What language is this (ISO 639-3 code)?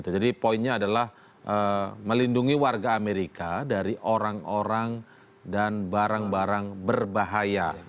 ind